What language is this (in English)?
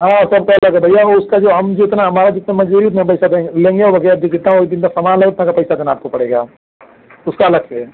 Hindi